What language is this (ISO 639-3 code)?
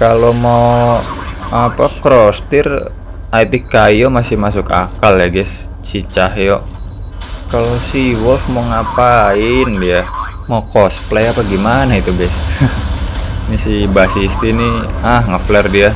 ind